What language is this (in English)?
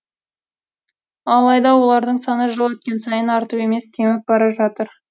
Kazakh